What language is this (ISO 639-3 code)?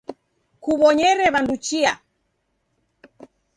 dav